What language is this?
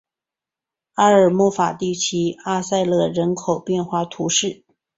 Chinese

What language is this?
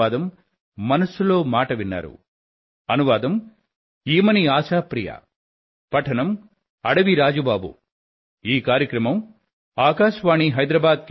Telugu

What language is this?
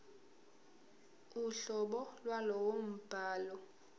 Zulu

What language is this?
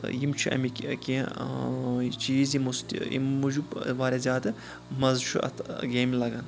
Kashmiri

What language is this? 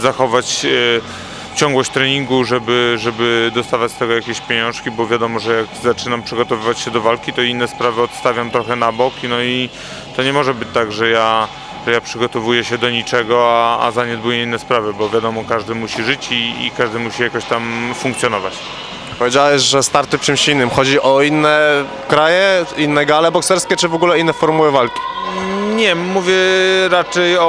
Polish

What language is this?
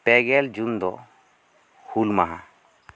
Santali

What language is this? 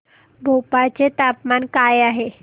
Marathi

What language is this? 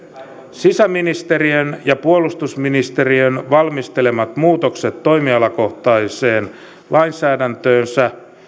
Finnish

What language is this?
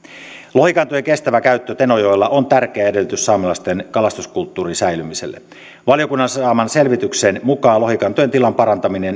Finnish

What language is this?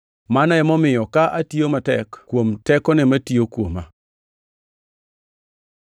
Luo (Kenya and Tanzania)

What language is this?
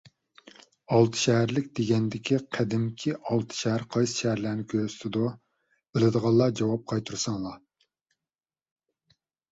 Uyghur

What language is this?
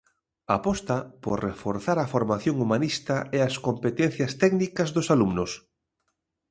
Galician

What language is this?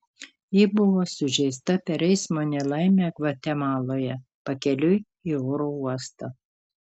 Lithuanian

